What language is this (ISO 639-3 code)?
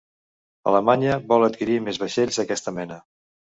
cat